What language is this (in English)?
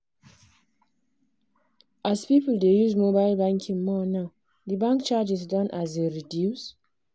Nigerian Pidgin